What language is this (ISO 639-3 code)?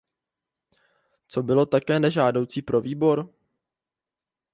ces